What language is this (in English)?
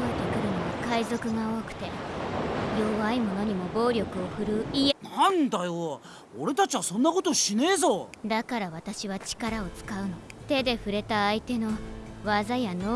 Japanese